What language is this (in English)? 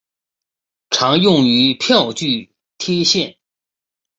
Chinese